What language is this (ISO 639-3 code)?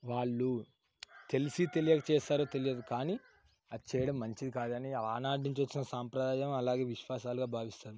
tel